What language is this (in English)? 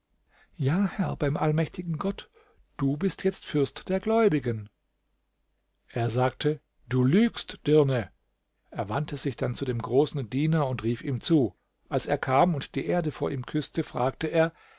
German